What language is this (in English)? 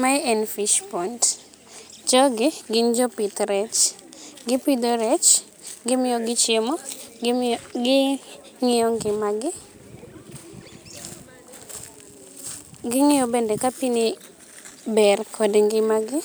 Luo (Kenya and Tanzania)